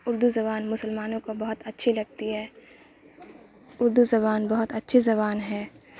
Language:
Urdu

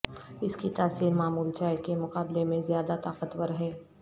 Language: Urdu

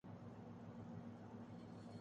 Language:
Urdu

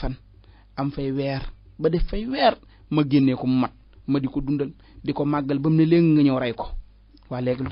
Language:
Arabic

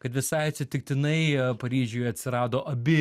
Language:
Lithuanian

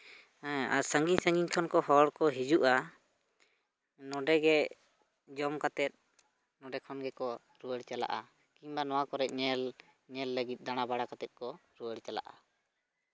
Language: Santali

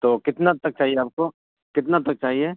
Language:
Urdu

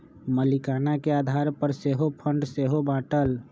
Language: Magahi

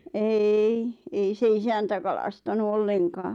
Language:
Finnish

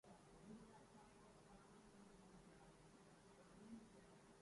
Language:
Urdu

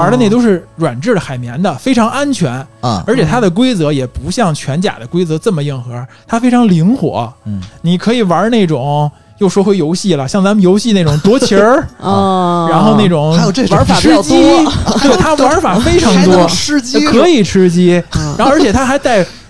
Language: Chinese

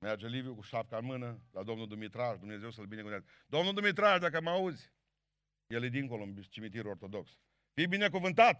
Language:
Romanian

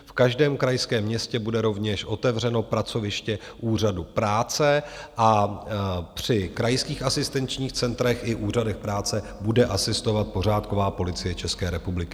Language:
Czech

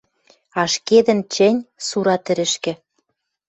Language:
Western Mari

